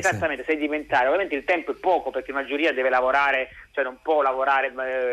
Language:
Italian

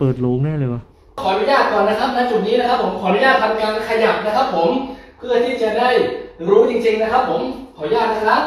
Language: Thai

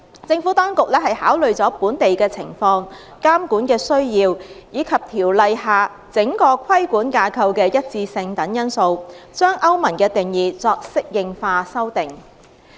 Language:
Cantonese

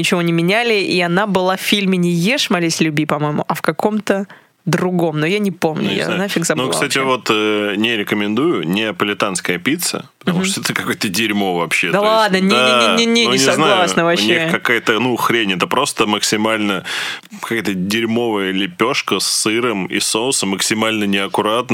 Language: Russian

